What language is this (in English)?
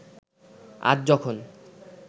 Bangla